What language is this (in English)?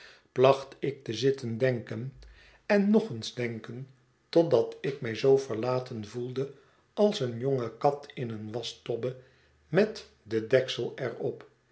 Dutch